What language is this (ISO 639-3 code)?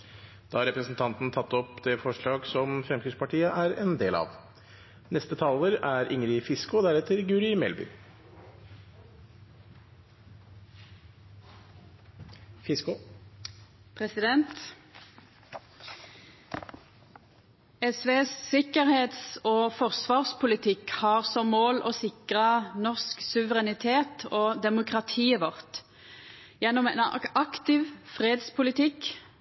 nor